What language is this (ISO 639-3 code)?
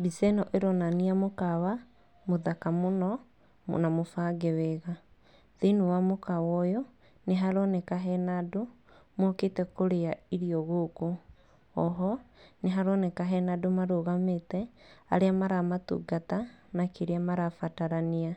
kik